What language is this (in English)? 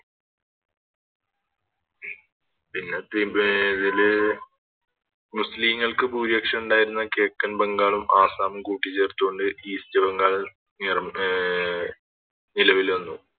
Malayalam